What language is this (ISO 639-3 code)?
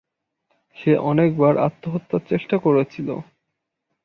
ben